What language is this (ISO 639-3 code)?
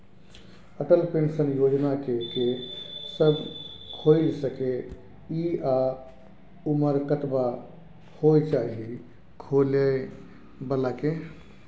mai